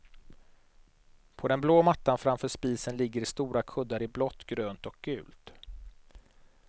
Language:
Swedish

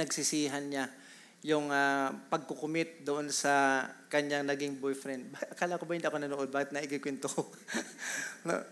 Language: Filipino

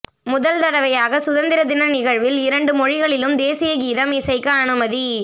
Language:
Tamil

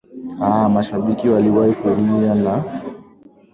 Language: Swahili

